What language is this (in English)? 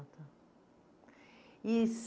Portuguese